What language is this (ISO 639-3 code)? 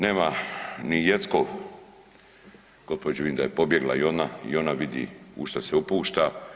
hrv